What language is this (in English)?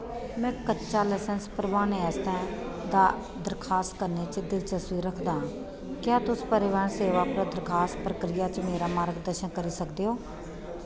Dogri